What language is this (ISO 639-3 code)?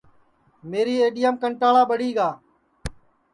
ssi